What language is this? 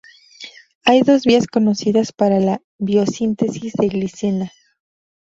Spanish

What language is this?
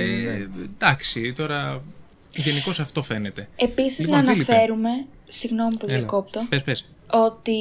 Greek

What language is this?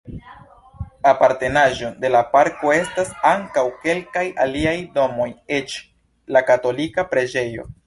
Esperanto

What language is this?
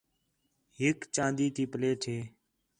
Khetrani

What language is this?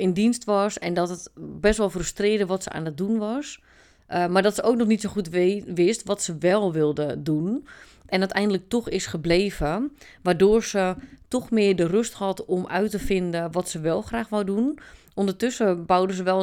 Dutch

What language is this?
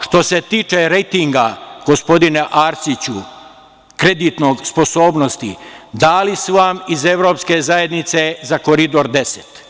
Serbian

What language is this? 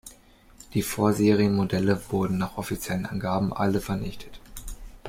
German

